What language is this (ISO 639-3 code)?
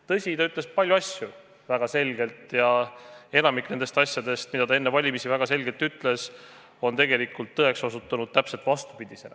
est